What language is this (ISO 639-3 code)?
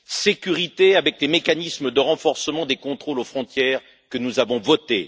fra